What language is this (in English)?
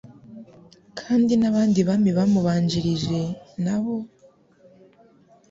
Kinyarwanda